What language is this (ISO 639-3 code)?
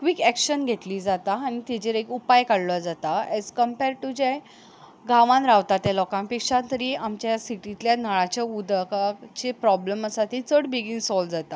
kok